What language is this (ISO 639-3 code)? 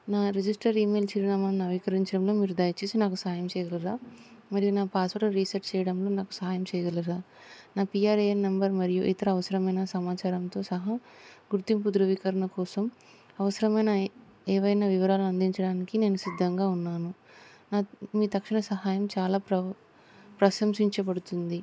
tel